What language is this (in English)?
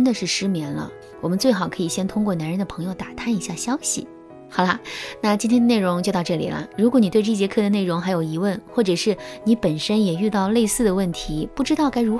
Chinese